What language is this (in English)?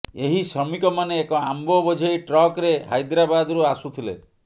Odia